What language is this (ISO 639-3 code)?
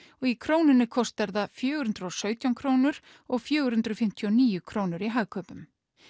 isl